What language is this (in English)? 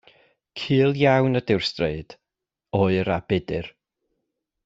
Welsh